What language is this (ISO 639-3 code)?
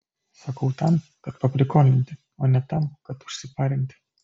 lit